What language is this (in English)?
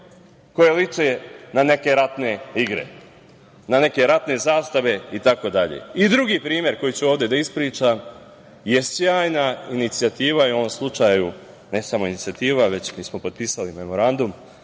Serbian